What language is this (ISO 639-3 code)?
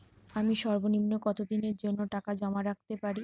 ben